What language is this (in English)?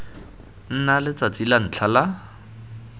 Tswana